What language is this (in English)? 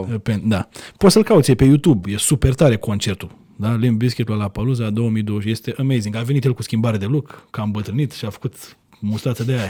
Romanian